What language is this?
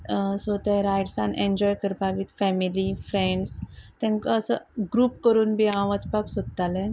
Konkani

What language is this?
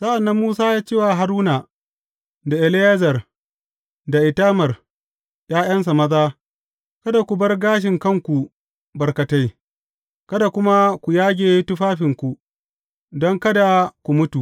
Hausa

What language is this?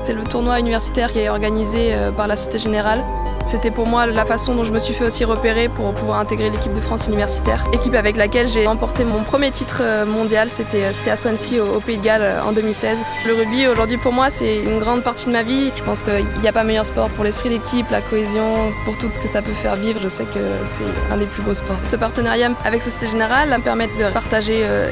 French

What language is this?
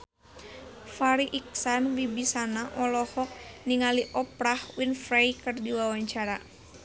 Sundanese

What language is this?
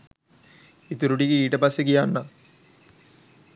Sinhala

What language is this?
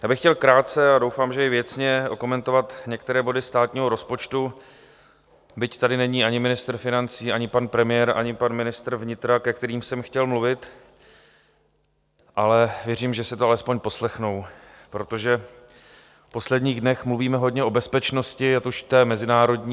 Czech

